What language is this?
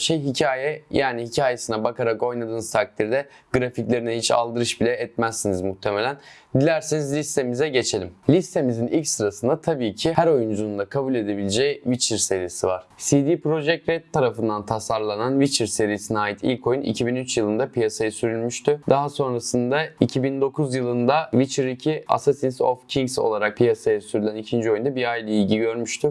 Turkish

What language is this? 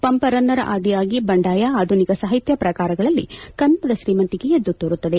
Kannada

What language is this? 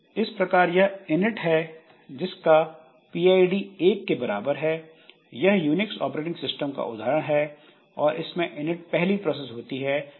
Hindi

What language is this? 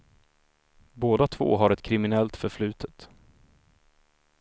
Swedish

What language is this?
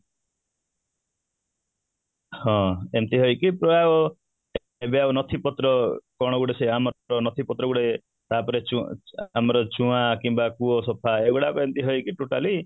Odia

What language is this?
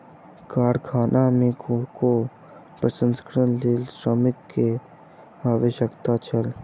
Maithili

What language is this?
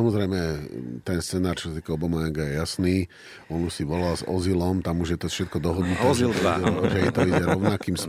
Slovak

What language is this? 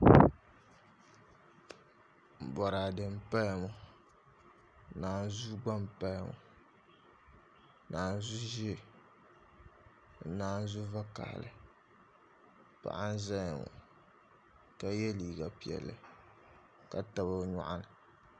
Dagbani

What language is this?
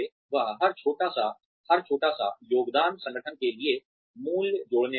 Hindi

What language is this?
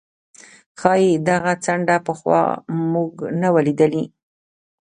Pashto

